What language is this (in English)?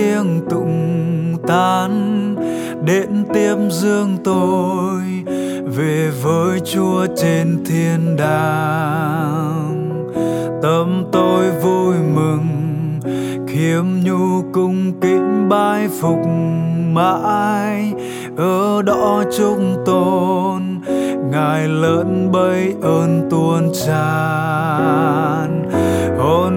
Vietnamese